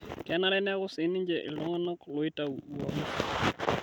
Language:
Masai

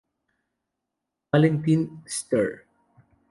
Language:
Spanish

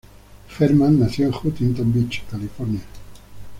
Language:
Spanish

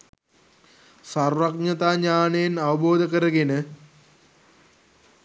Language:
Sinhala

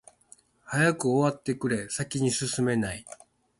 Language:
Japanese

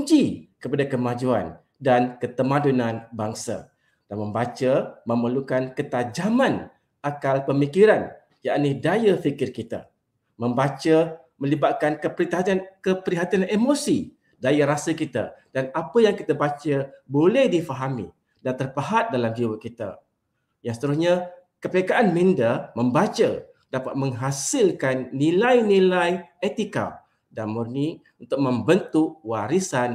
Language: Malay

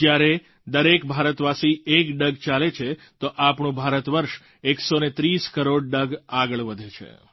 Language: Gujarati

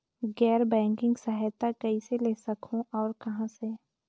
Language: Chhattisgarhi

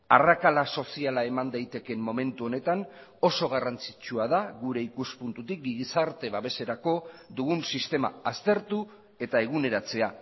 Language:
Basque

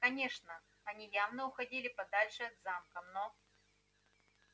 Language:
Russian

